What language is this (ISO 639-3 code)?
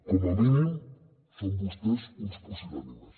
cat